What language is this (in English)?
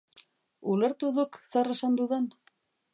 Basque